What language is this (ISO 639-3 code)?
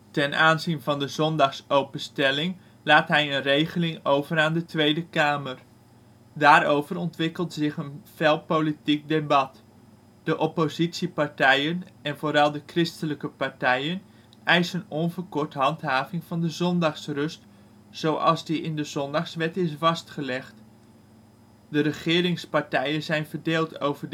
nld